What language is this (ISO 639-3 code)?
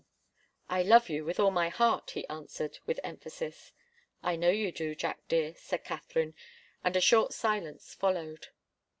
eng